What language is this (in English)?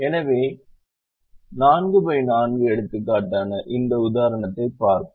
Tamil